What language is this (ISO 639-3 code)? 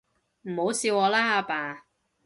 yue